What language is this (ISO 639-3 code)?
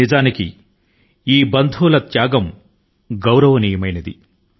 tel